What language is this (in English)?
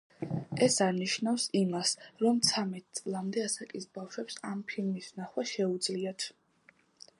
Georgian